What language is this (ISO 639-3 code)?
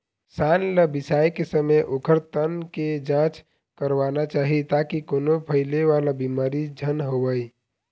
hne